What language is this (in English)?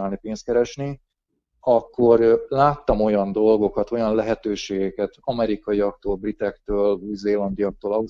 Hungarian